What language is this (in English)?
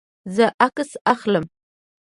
Pashto